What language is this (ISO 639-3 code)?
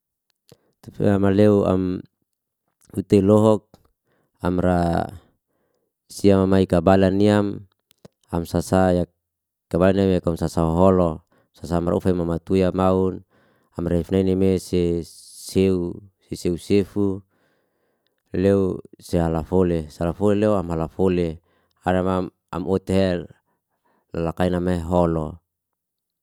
ste